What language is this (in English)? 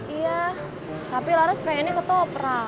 Indonesian